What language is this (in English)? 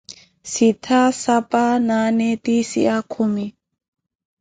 Koti